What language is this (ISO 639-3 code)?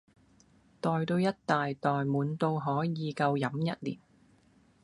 yue